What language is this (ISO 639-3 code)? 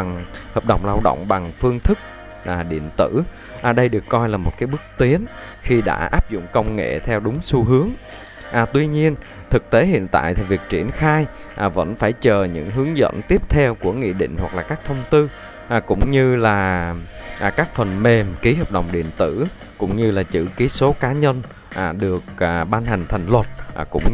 vie